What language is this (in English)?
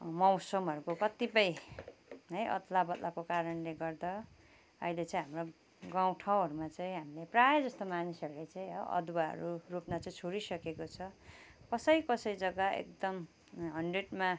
Nepali